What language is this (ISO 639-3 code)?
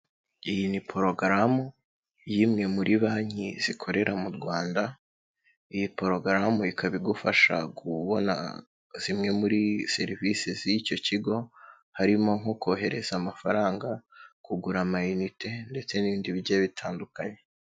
kin